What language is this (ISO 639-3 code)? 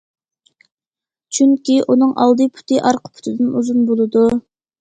uig